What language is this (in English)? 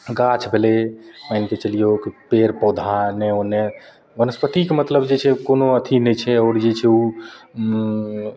Maithili